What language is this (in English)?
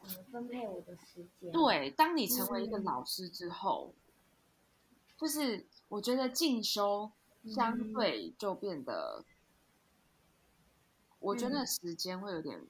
Chinese